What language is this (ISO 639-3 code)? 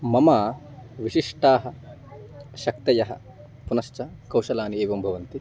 san